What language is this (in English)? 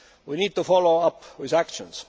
English